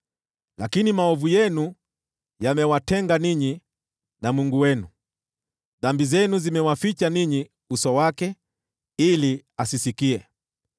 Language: Swahili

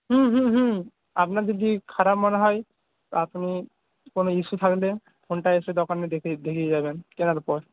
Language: Bangla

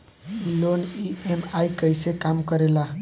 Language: Bhojpuri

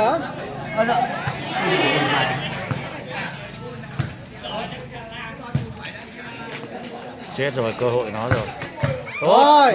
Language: Vietnamese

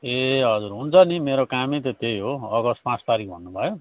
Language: Nepali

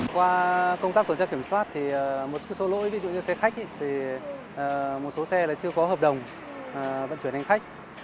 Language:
Vietnamese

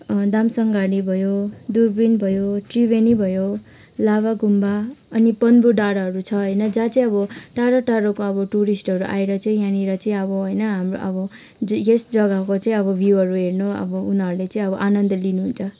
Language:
Nepali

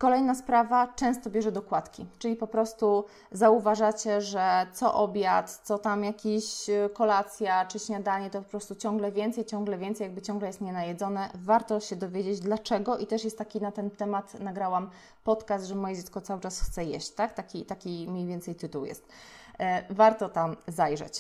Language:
Polish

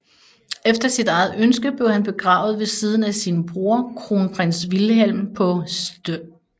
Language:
Danish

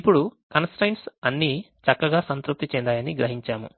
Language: Telugu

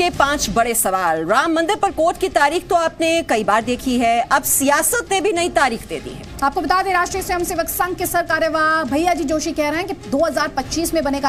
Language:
Hindi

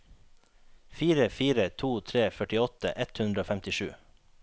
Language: Norwegian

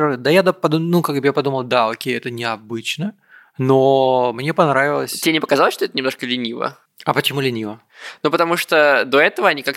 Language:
Russian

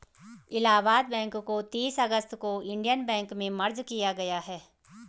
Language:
Hindi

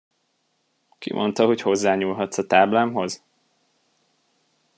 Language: Hungarian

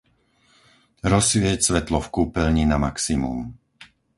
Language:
Slovak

